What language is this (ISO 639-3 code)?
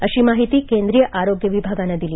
mar